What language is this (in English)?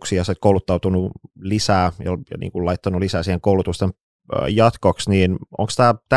Finnish